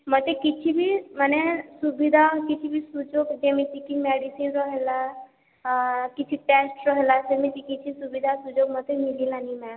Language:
Odia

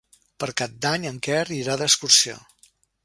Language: Catalan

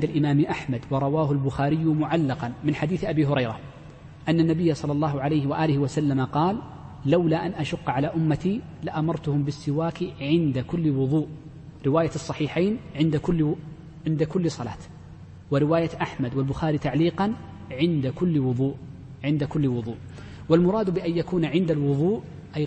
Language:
Arabic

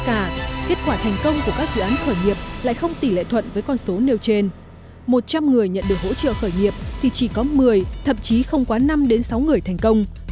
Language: Vietnamese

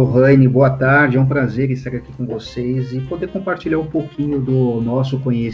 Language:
Portuguese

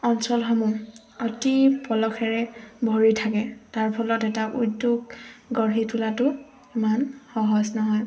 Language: Assamese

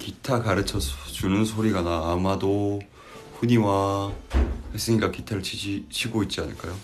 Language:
Korean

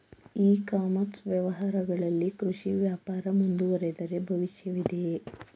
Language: Kannada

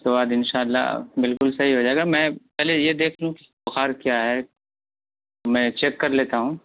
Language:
Urdu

